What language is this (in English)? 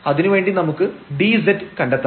Malayalam